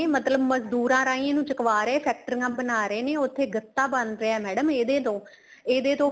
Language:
Punjabi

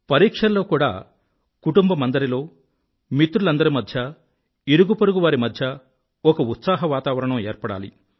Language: Telugu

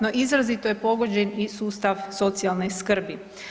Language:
Croatian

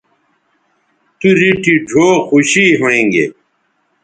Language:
Bateri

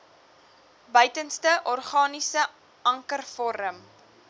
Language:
Afrikaans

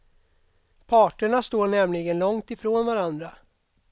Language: Swedish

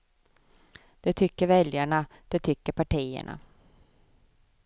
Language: Swedish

